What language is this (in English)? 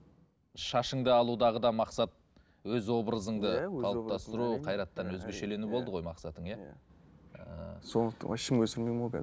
Kazakh